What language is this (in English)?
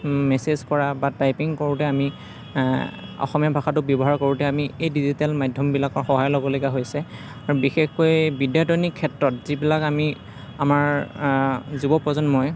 Assamese